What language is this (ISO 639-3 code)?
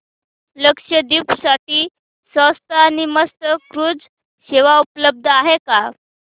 mar